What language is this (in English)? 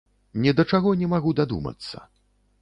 Belarusian